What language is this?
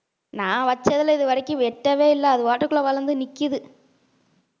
Tamil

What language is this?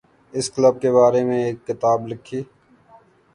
Urdu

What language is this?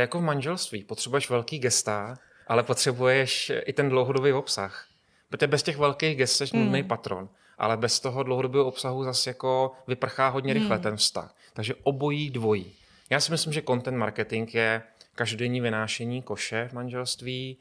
Czech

